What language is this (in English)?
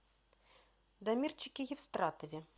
Russian